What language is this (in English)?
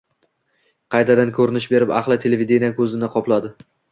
Uzbek